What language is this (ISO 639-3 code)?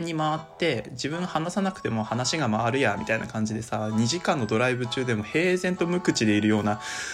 jpn